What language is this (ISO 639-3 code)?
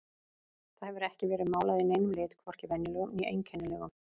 isl